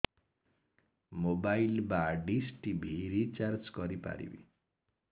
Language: Odia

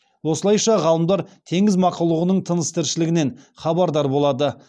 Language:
Kazakh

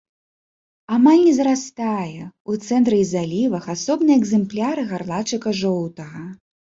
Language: Belarusian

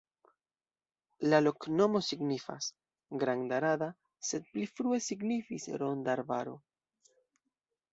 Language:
Esperanto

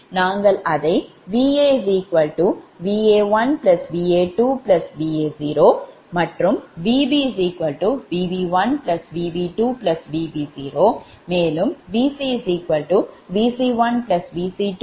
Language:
Tamil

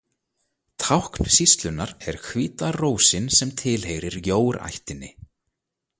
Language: Icelandic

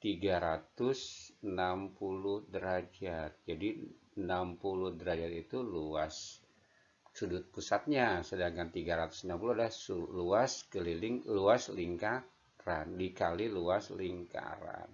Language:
Indonesian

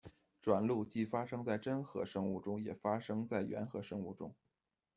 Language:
Chinese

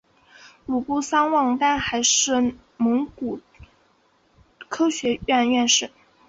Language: Chinese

